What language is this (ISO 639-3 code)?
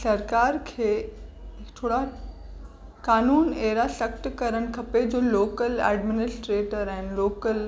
snd